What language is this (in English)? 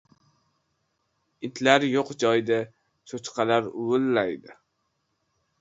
Uzbek